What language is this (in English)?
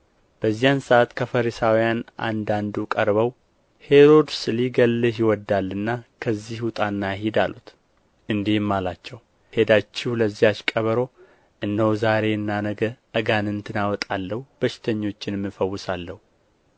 Amharic